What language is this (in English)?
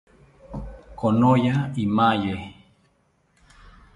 South Ucayali Ashéninka